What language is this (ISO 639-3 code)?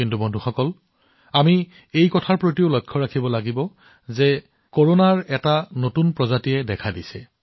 asm